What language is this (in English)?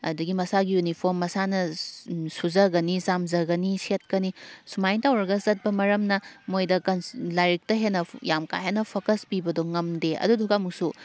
Manipuri